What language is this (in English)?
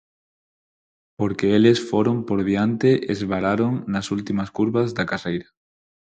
Galician